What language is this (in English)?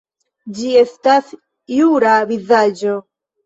Esperanto